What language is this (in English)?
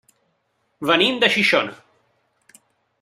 Catalan